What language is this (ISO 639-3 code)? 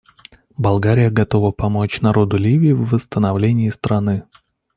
rus